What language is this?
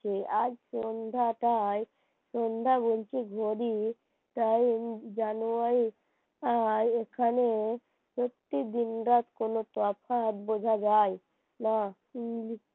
Bangla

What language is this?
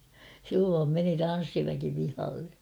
Finnish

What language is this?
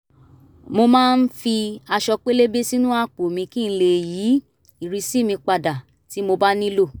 Yoruba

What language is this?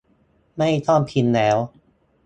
Thai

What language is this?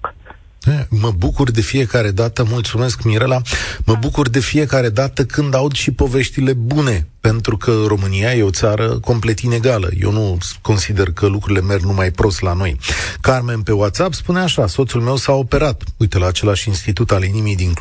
Romanian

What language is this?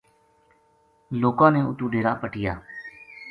Gujari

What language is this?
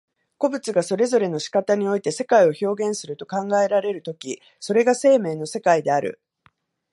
Japanese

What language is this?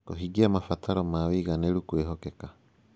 Kikuyu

